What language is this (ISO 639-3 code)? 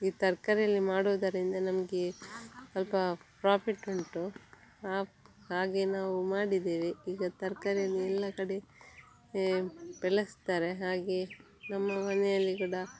kan